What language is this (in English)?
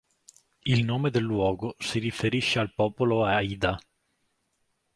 Italian